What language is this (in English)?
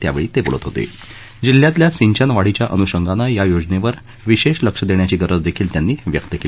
Marathi